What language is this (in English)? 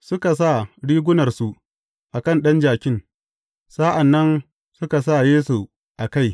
Hausa